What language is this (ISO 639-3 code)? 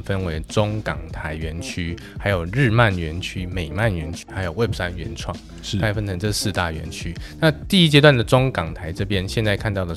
zho